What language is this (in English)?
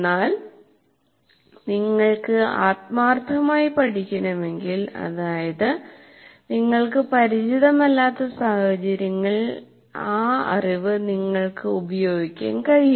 Malayalam